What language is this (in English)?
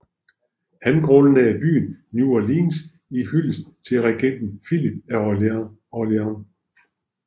Danish